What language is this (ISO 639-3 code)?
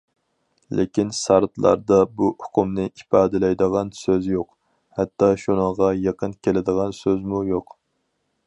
uig